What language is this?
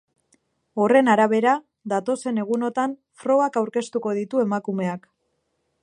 Basque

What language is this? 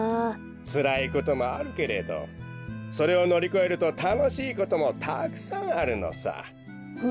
Japanese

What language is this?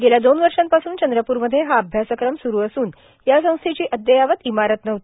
Marathi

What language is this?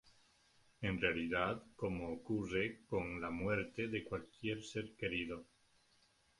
Spanish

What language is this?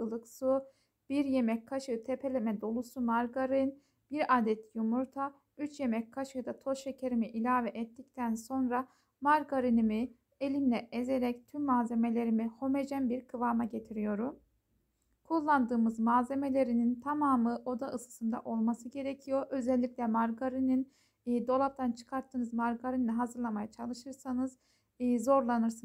Turkish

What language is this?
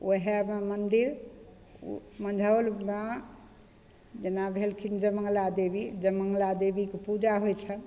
Maithili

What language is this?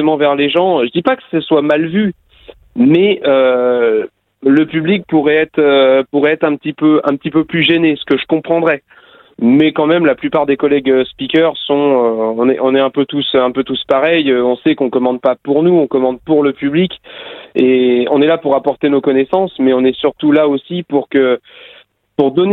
French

